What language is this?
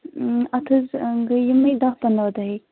Kashmiri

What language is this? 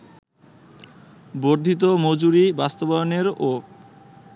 Bangla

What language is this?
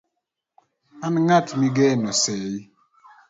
Luo (Kenya and Tanzania)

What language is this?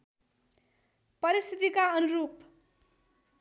Nepali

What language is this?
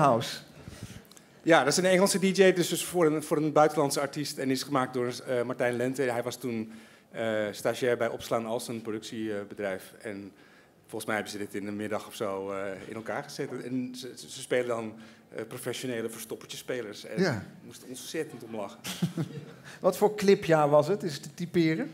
Dutch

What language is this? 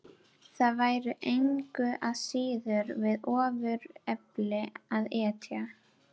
Icelandic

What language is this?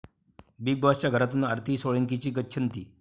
Marathi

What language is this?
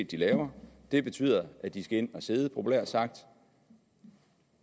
Danish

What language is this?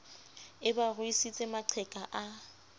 Southern Sotho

